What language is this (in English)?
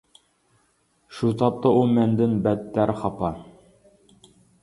Uyghur